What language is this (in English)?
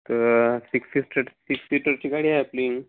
Marathi